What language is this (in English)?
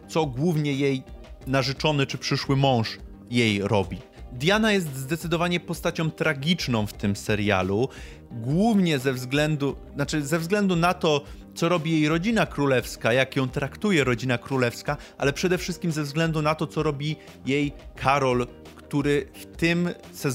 Polish